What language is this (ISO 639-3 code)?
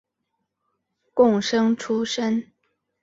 zho